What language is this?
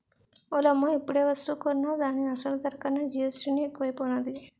Telugu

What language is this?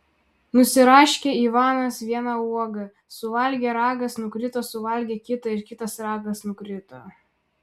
Lithuanian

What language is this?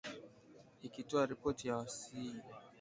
Swahili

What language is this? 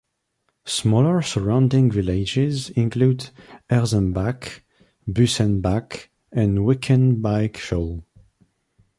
English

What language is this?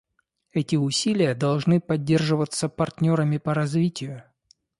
Russian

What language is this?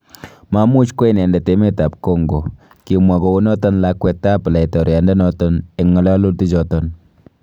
Kalenjin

